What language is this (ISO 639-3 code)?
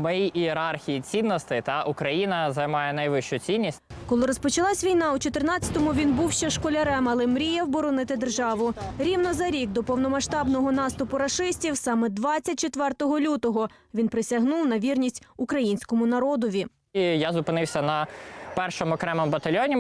ukr